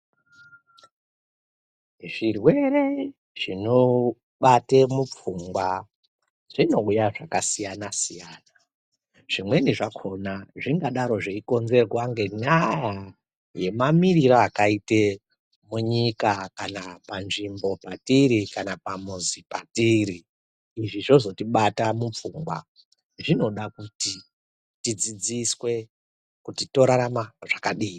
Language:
Ndau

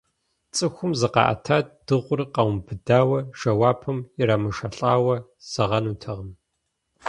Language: Kabardian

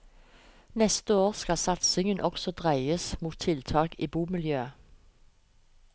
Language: Norwegian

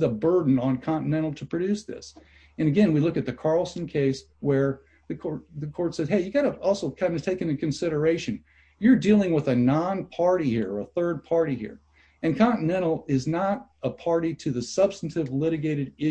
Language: English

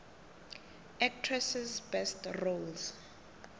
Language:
South Ndebele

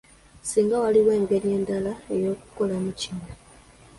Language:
Ganda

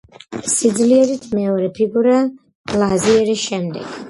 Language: Georgian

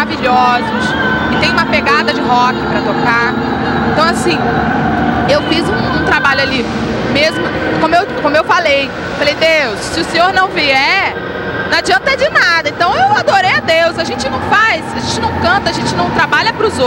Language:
Portuguese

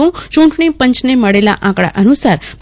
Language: Gujarati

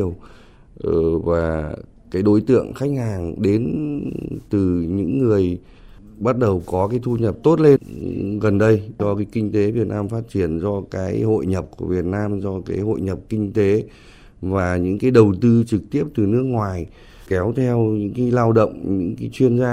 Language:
Vietnamese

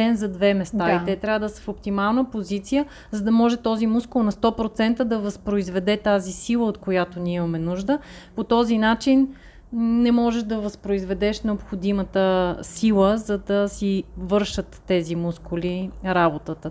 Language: Bulgarian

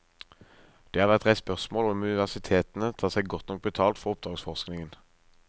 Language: Norwegian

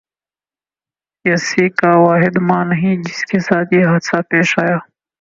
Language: Urdu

